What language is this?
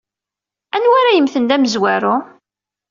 Kabyle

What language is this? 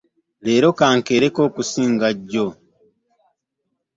Ganda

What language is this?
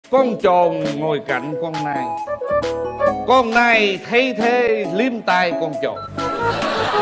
Vietnamese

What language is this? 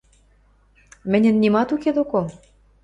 Western Mari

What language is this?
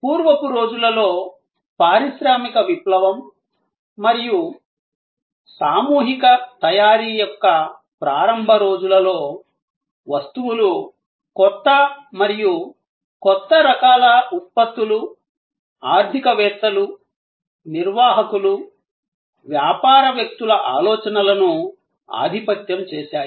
Telugu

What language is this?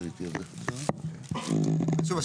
Hebrew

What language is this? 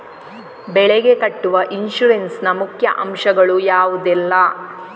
Kannada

